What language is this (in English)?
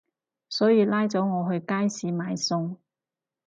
Cantonese